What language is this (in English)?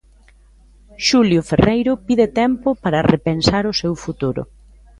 Galician